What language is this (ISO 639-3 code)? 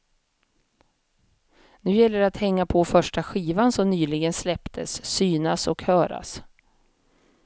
swe